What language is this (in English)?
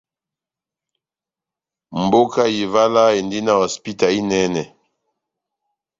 Batanga